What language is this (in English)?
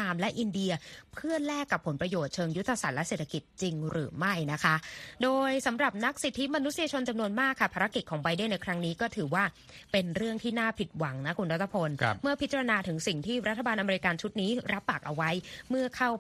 Thai